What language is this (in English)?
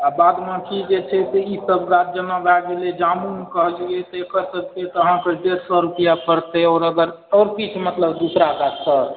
Maithili